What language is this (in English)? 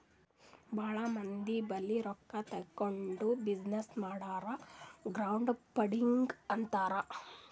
Kannada